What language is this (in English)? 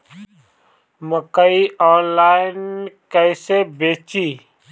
Bhojpuri